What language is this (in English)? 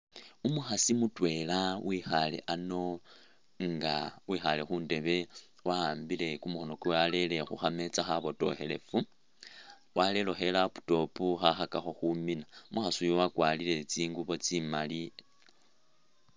Masaaba